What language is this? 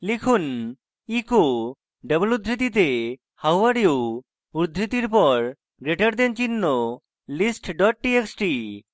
Bangla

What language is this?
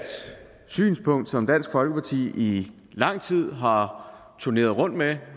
Danish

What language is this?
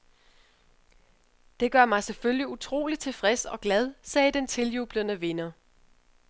Danish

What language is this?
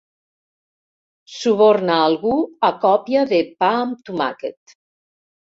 Catalan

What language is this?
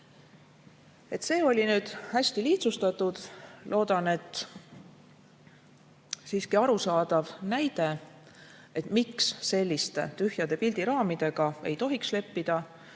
Estonian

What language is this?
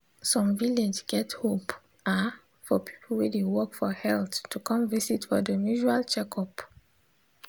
Nigerian Pidgin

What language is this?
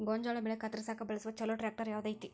Kannada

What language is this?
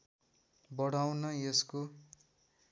Nepali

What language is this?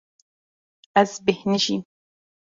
Kurdish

